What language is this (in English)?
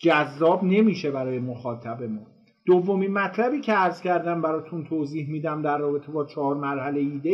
Persian